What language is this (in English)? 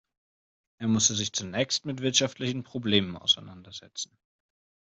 German